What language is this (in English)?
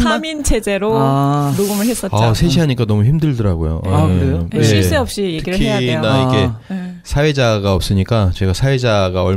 Korean